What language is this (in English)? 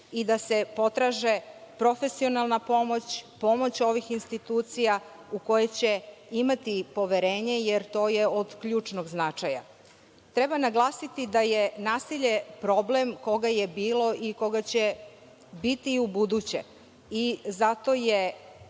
Serbian